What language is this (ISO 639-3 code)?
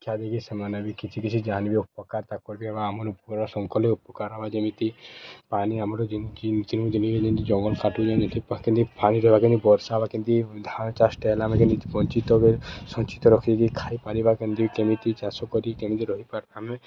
ori